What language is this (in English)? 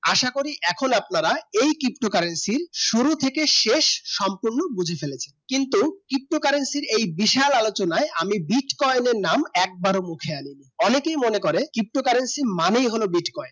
Bangla